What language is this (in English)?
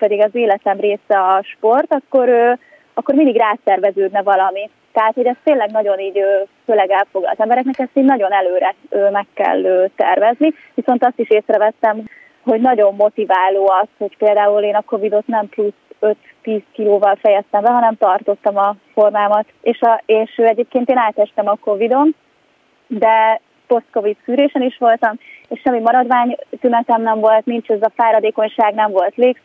Hungarian